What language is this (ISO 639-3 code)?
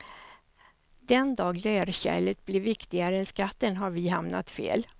swe